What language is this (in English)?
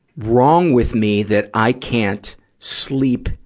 English